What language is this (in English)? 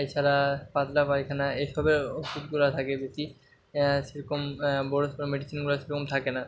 Bangla